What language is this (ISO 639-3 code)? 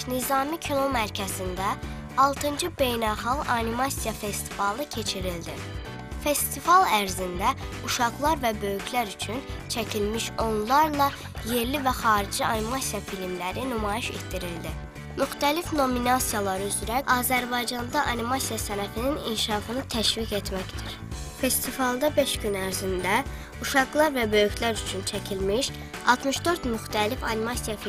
tur